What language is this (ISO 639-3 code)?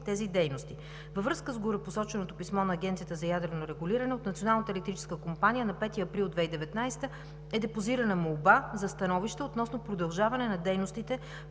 bul